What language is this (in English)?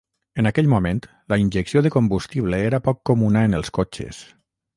Catalan